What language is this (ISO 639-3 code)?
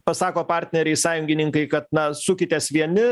lit